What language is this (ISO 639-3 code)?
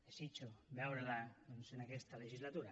cat